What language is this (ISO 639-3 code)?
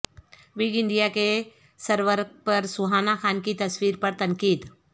urd